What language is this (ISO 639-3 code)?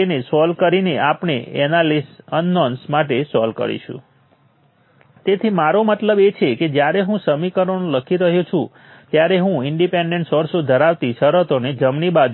guj